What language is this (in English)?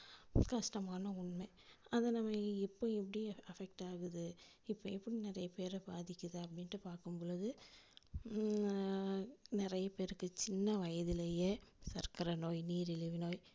Tamil